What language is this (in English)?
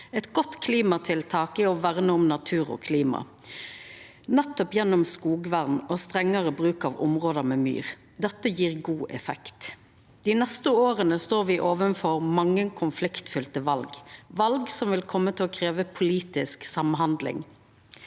Norwegian